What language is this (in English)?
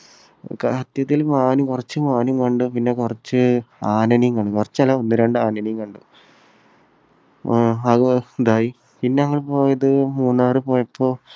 Malayalam